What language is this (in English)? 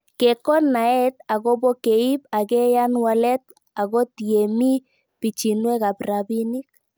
Kalenjin